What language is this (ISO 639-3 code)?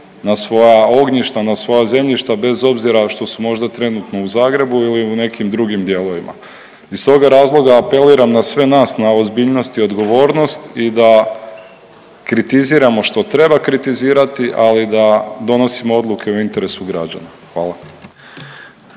hrv